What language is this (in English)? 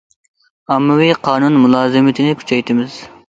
Uyghur